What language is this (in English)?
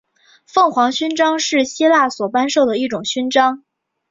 Chinese